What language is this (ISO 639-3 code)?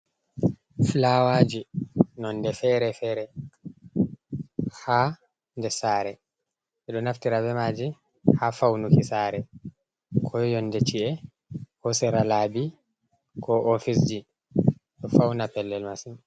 ful